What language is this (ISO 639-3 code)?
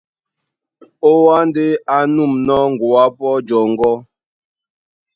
dua